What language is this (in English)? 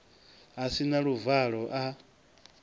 Venda